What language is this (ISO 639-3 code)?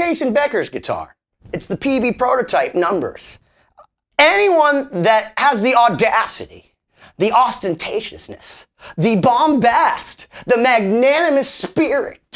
eng